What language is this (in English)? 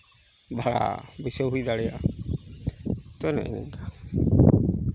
Santali